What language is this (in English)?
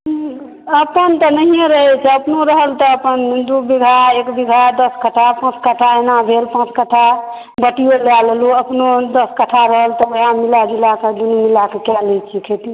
Maithili